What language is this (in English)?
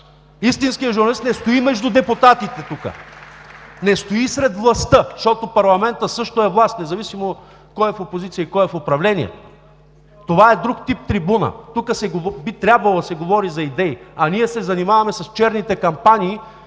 Bulgarian